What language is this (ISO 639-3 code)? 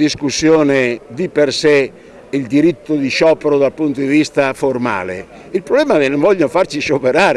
ita